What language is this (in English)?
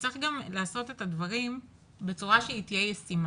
Hebrew